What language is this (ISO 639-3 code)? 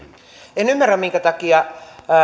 fin